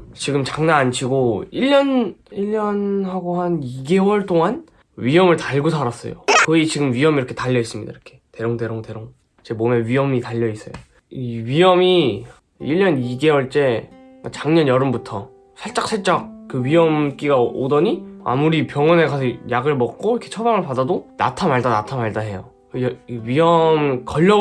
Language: Korean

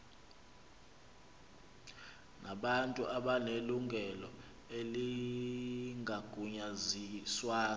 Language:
Xhosa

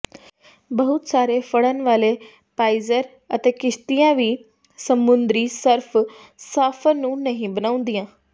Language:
Punjabi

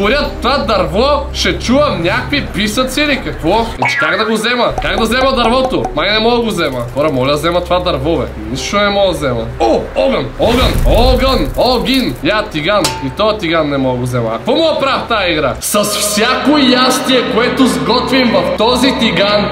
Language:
Bulgarian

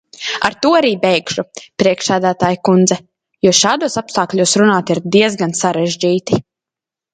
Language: Latvian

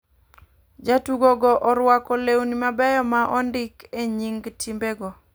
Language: Luo (Kenya and Tanzania)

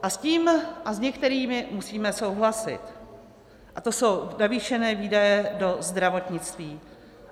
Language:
Czech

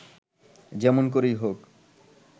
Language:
Bangla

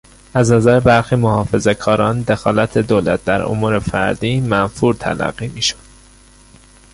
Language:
Persian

